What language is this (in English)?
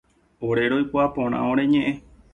Guarani